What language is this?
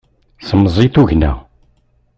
Kabyle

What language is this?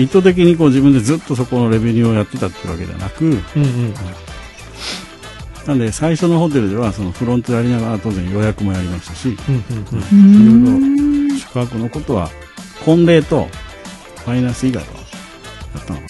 Japanese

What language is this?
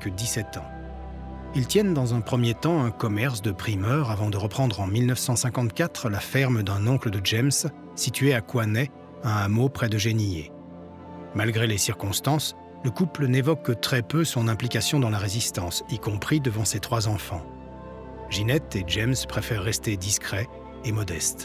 French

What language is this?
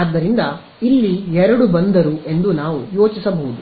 Kannada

